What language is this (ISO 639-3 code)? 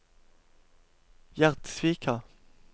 nor